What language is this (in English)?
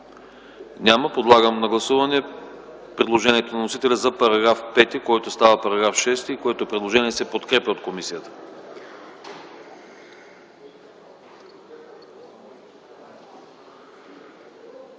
Bulgarian